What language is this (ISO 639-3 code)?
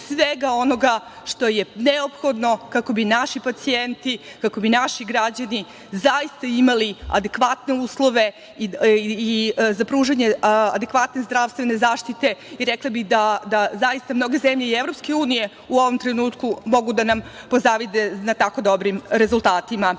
srp